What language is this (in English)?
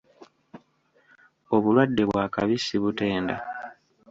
Ganda